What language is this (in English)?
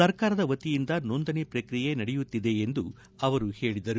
Kannada